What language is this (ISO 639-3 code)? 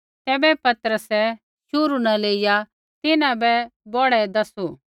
kfx